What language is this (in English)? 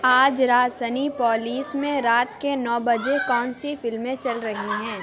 Urdu